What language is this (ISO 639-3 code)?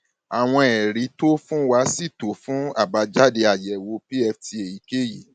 yor